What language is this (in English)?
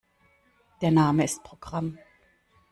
German